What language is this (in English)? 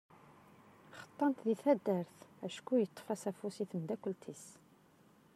Kabyle